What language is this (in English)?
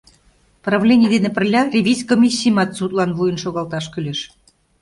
Mari